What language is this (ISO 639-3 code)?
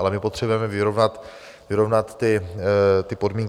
ces